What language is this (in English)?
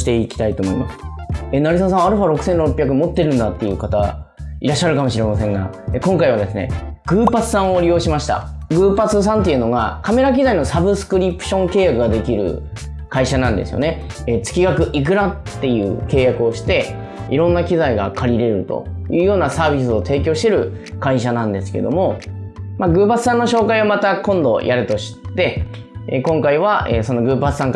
Japanese